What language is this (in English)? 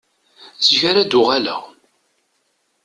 Kabyle